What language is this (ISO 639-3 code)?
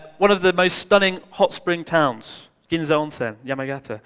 eng